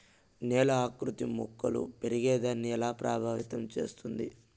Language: Telugu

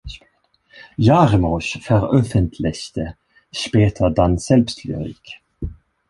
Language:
German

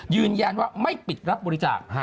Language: Thai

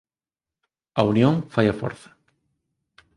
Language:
Galician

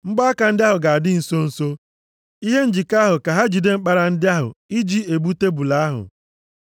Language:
Igbo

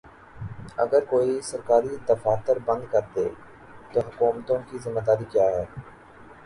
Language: Urdu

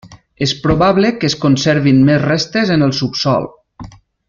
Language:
Catalan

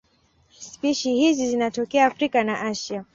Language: Swahili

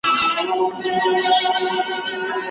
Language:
Pashto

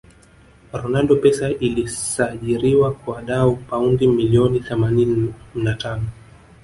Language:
Swahili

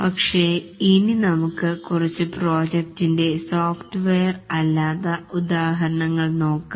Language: Malayalam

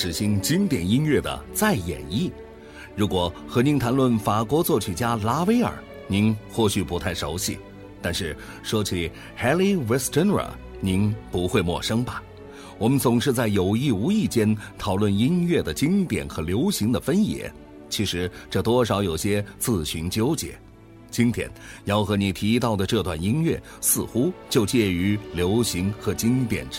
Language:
Chinese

